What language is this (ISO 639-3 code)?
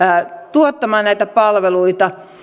fin